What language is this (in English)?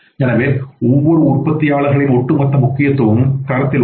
Tamil